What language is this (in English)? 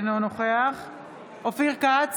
Hebrew